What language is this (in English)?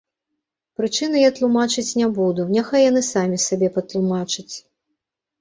Belarusian